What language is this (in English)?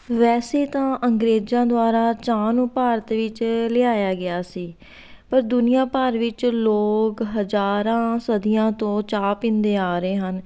Punjabi